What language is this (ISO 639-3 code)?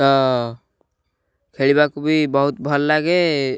ori